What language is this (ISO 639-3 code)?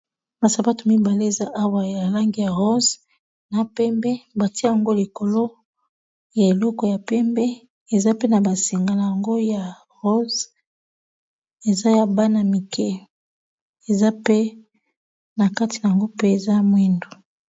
lin